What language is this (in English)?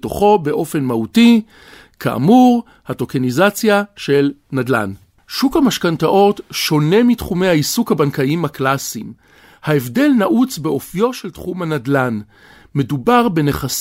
Hebrew